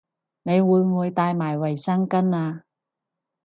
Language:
Cantonese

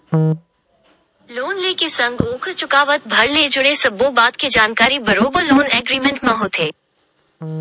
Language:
Chhattisgarhi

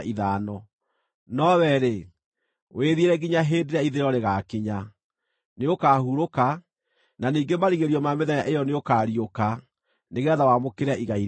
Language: Kikuyu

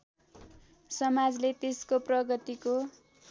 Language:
Nepali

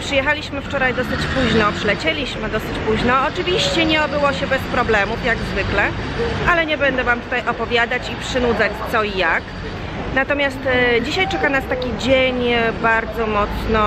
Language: Polish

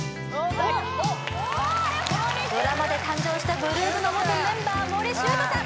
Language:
Japanese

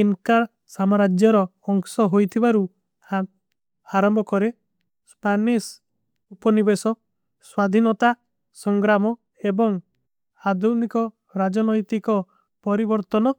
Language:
Kui (India)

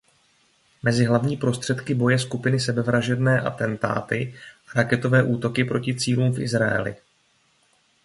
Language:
Czech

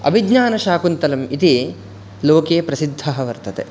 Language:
Sanskrit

